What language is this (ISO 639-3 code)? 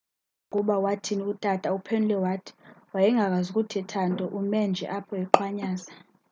xho